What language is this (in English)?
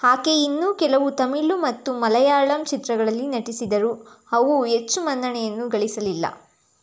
Kannada